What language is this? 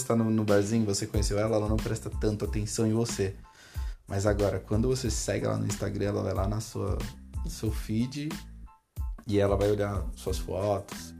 Portuguese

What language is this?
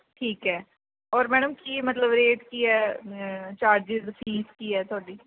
Punjabi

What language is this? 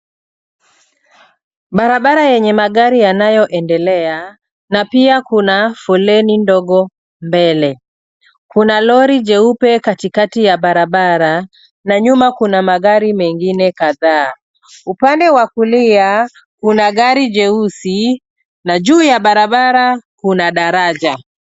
Swahili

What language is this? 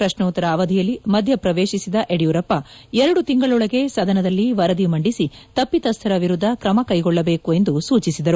Kannada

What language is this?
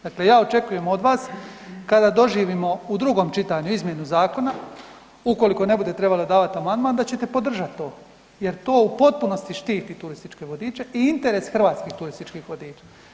Croatian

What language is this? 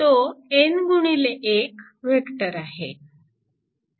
Marathi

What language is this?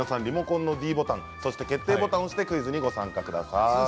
Japanese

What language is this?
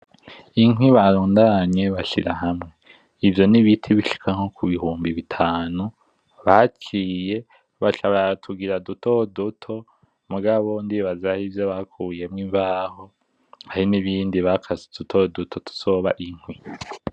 Rundi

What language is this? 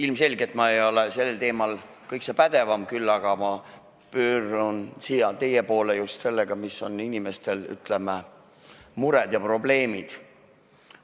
Estonian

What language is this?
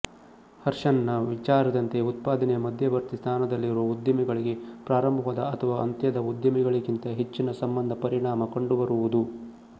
Kannada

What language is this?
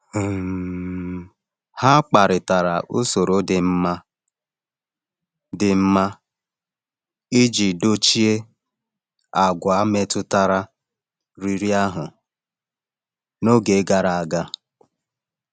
Igbo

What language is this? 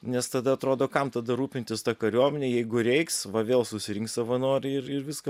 Lithuanian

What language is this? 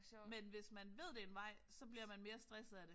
Danish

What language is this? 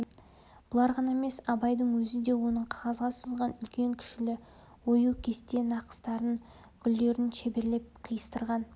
Kazakh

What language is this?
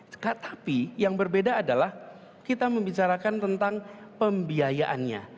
Indonesian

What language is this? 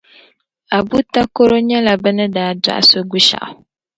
Dagbani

